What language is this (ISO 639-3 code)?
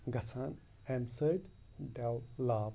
kas